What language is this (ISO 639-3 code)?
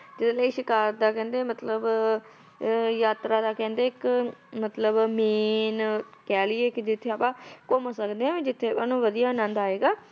pan